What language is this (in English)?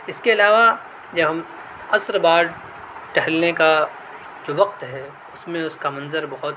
Urdu